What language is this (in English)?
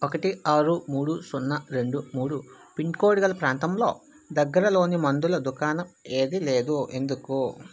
Telugu